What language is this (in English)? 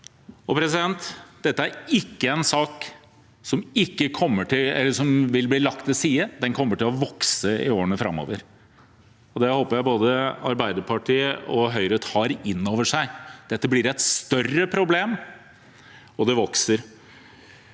Norwegian